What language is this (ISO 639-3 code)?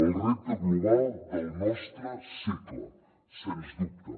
cat